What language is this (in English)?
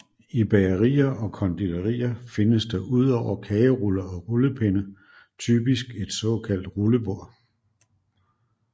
Danish